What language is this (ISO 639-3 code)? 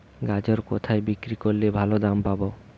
ben